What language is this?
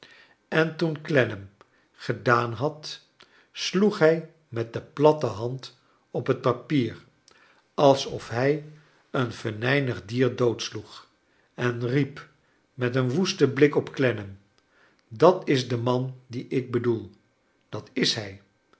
Dutch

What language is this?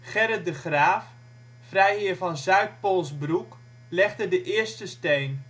Dutch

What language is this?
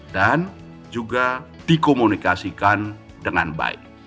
Indonesian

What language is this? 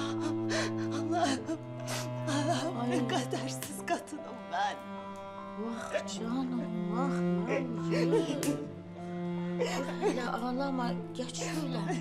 Turkish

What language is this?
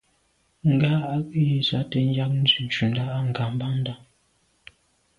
Medumba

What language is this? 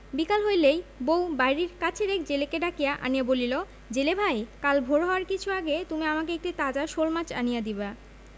Bangla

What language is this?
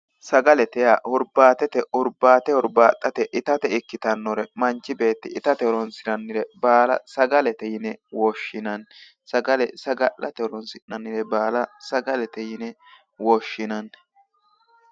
Sidamo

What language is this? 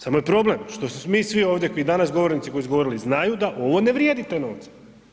Croatian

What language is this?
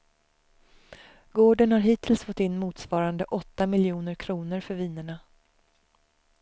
Swedish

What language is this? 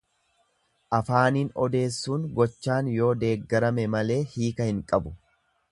Oromo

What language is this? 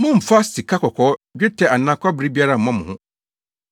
Akan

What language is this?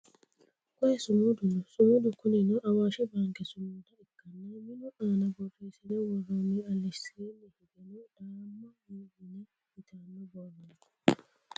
Sidamo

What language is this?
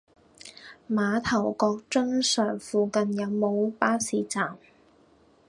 Cantonese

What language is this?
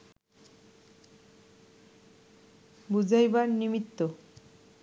Bangla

